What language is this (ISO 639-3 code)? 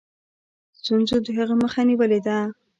pus